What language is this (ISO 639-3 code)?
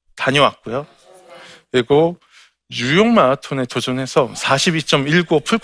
kor